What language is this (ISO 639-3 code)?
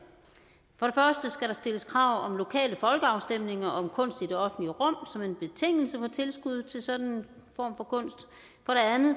dan